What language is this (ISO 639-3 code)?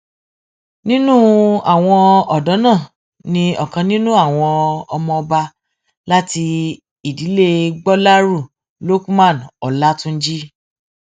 yor